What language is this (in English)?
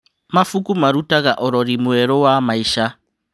Kikuyu